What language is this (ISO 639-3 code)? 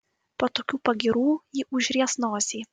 lit